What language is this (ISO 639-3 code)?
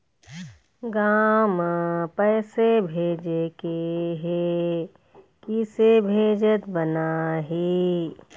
hne